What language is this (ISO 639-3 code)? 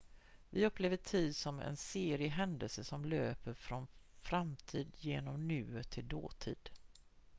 swe